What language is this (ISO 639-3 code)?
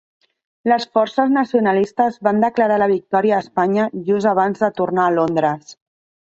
cat